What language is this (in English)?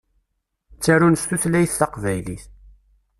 Kabyle